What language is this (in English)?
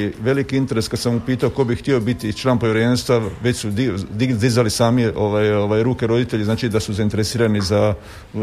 Croatian